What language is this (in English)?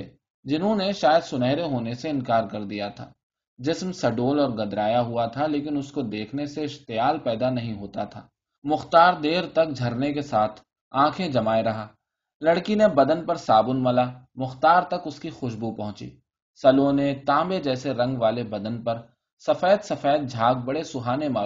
Urdu